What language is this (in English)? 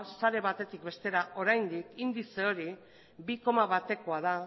Basque